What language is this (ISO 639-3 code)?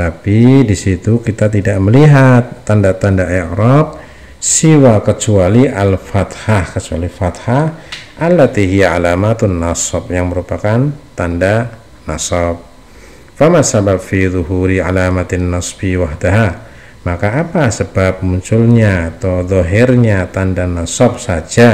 ind